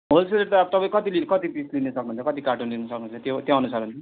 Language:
Nepali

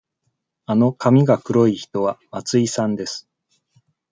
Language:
Japanese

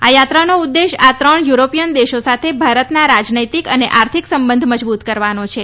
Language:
Gujarati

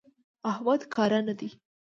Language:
Pashto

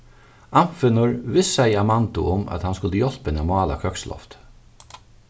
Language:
Faroese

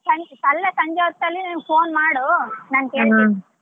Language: Kannada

